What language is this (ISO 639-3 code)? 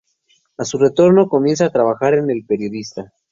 spa